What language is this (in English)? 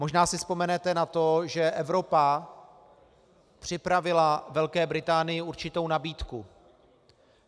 Czech